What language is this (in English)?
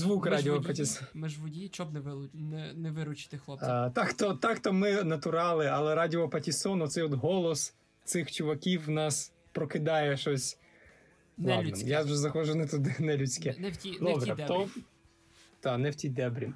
Ukrainian